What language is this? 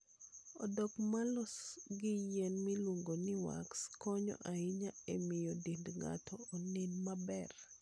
Luo (Kenya and Tanzania)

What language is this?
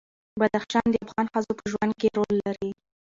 Pashto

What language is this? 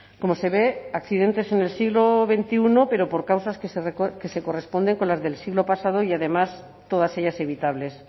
Spanish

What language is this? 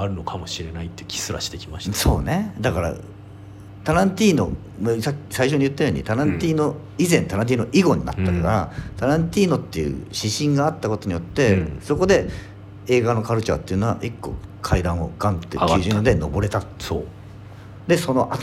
Japanese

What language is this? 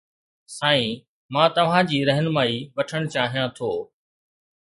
Sindhi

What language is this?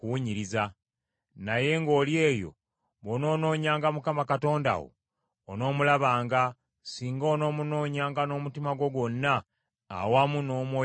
Ganda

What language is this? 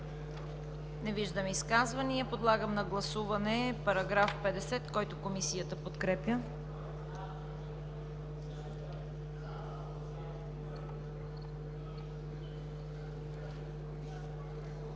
Bulgarian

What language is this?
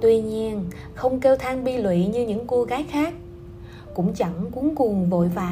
Vietnamese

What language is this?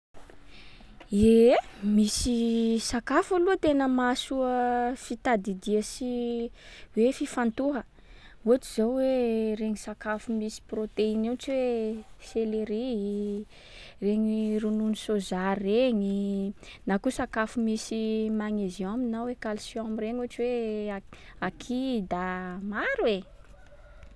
Sakalava Malagasy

